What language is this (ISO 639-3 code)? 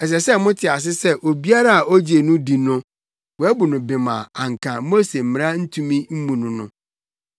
aka